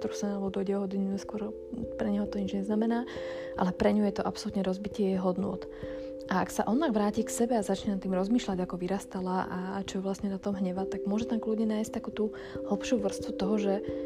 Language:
Slovak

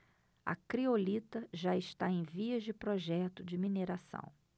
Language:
Portuguese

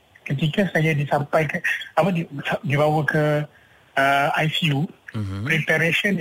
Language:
Malay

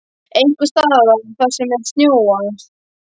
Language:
Icelandic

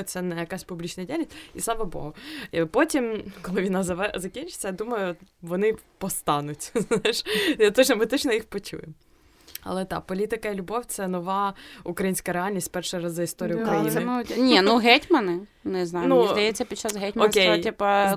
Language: Ukrainian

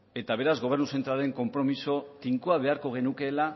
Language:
Basque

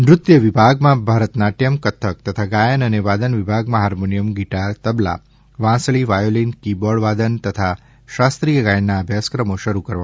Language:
Gujarati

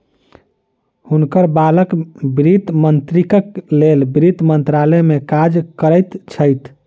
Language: Maithili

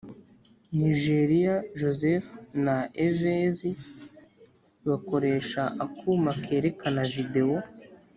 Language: Kinyarwanda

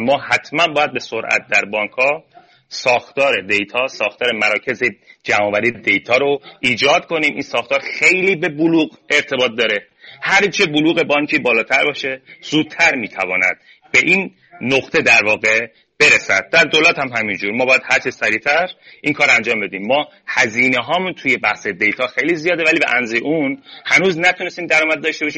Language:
Persian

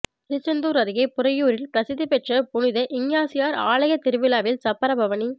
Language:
Tamil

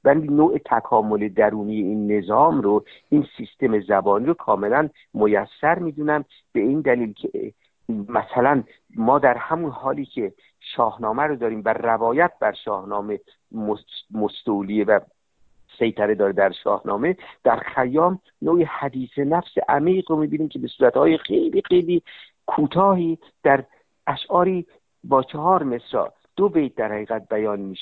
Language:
Persian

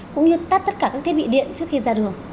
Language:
Vietnamese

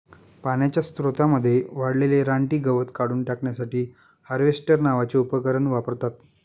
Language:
Marathi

